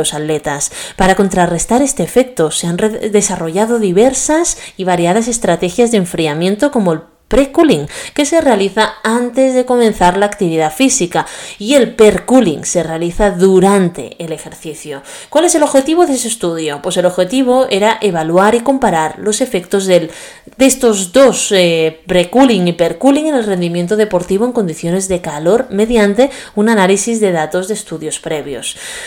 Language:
Spanish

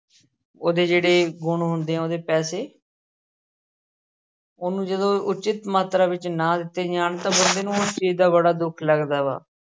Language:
Punjabi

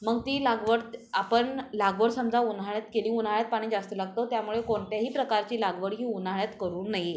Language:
Marathi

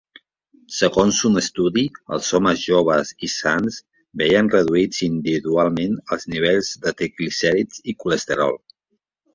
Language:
Catalan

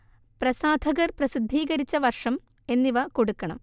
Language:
Malayalam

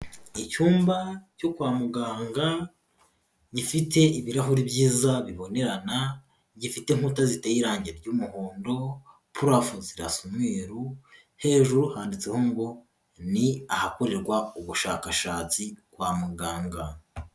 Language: Kinyarwanda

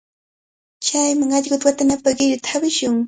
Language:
Cajatambo North Lima Quechua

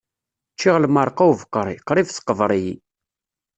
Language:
Kabyle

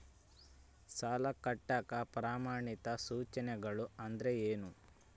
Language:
Kannada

